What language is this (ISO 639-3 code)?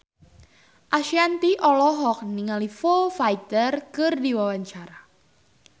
sun